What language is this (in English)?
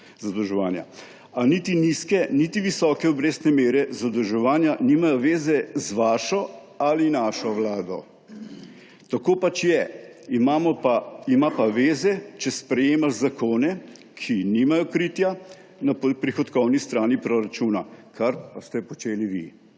Slovenian